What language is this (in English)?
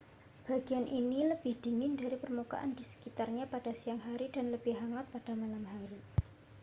Indonesian